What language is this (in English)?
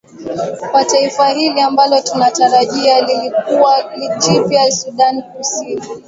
Swahili